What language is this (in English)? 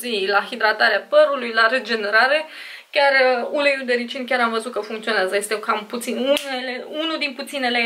Romanian